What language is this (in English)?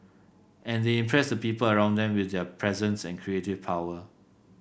English